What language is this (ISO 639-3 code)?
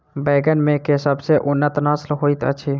mai